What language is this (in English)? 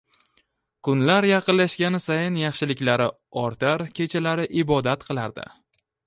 Uzbek